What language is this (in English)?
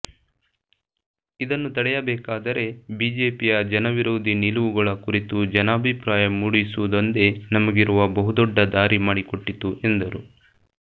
Kannada